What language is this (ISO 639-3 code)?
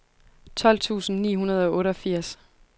dan